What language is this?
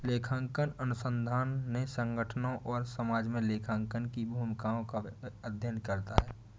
Hindi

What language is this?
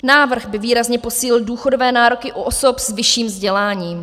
Czech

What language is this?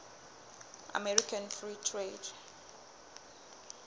Southern Sotho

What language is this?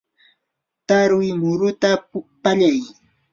Yanahuanca Pasco Quechua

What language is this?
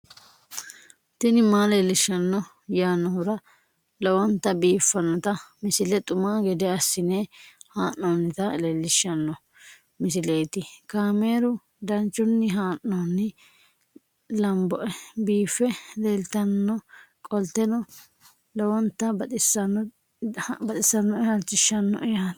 Sidamo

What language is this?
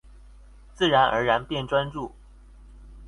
Chinese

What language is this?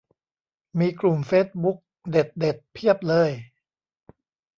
Thai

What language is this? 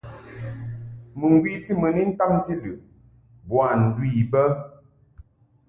Mungaka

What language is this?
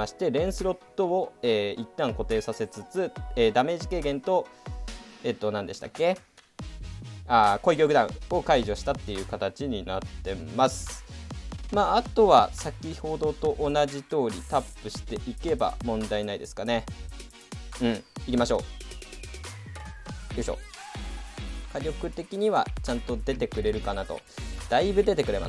Japanese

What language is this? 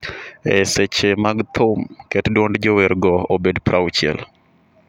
Luo (Kenya and Tanzania)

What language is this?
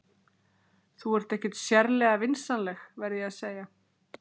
Icelandic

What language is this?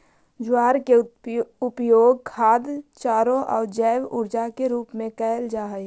Magahi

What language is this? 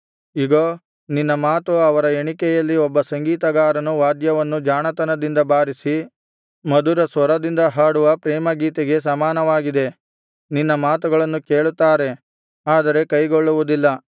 Kannada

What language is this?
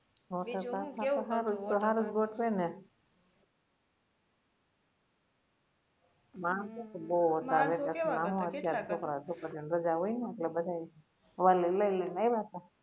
Gujarati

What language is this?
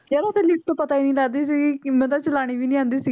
Punjabi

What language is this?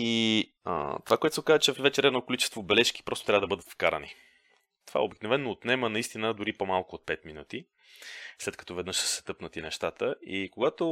Bulgarian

